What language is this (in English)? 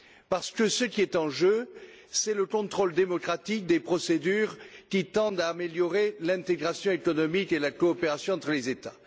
French